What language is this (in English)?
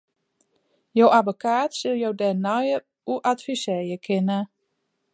Western Frisian